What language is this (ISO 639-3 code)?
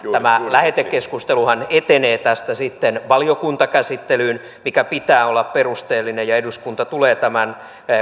fin